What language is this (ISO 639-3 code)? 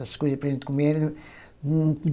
por